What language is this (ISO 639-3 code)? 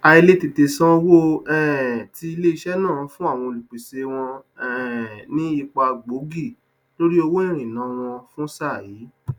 yor